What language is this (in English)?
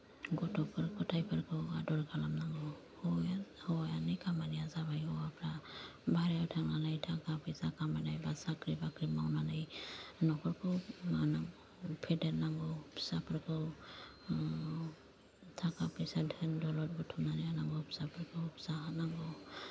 Bodo